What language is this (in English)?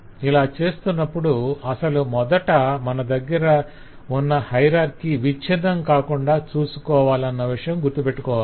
Telugu